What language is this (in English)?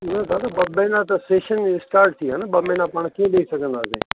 Sindhi